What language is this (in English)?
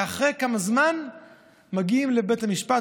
Hebrew